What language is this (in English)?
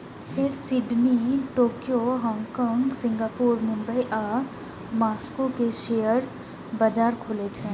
Maithili